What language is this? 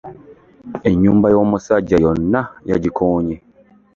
Ganda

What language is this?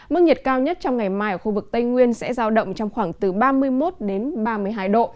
Vietnamese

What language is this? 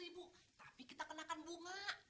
Indonesian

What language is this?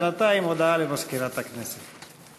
Hebrew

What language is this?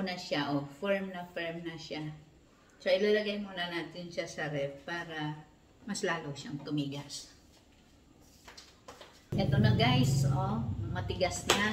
Filipino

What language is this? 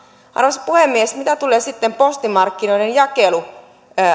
Finnish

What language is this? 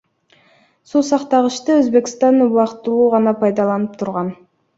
Kyrgyz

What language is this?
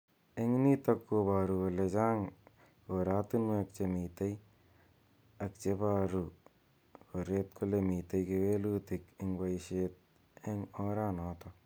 Kalenjin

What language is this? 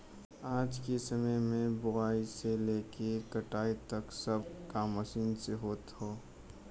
Bhojpuri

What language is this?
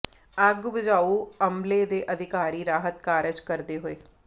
Punjabi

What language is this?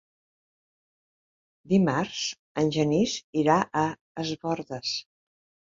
Catalan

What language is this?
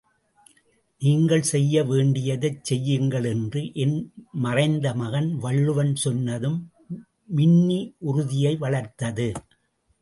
Tamil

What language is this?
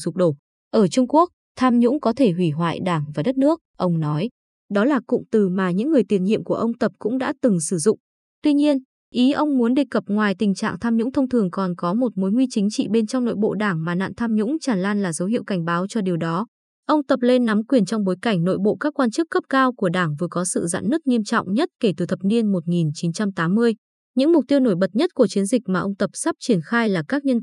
Vietnamese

